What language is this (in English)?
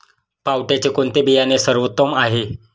Marathi